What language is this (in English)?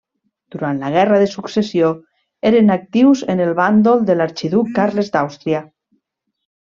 Catalan